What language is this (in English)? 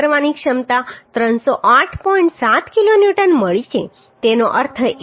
Gujarati